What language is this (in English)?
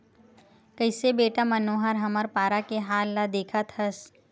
Chhattisgarhi